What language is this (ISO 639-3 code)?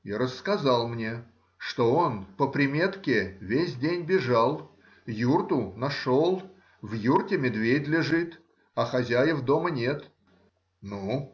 rus